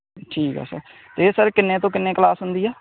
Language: Punjabi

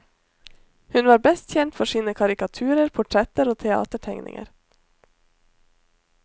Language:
Norwegian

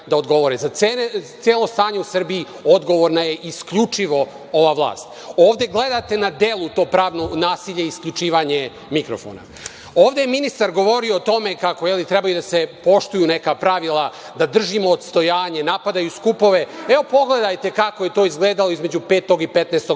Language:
Serbian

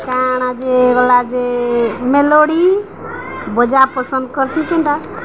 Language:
Odia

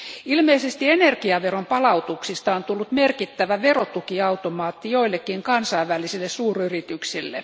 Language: Finnish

